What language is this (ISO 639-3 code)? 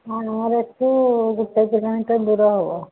ori